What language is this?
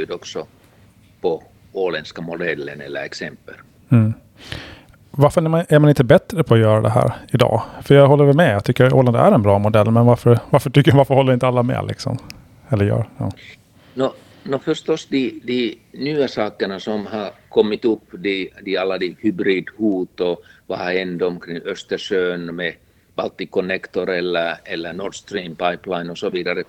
Swedish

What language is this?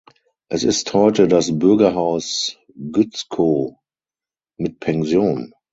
German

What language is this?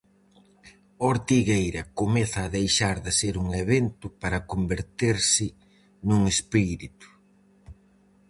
Galician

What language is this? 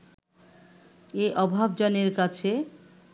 Bangla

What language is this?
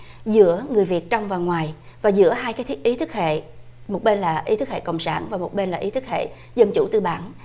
Vietnamese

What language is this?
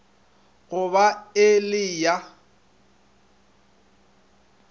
Northern Sotho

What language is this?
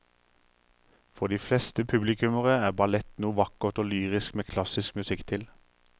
Norwegian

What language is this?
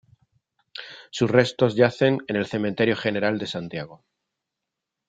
Spanish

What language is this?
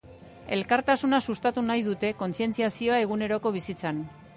Basque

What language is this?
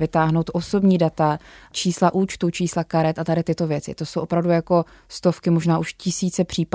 Czech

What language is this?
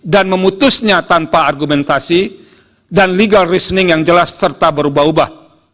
Indonesian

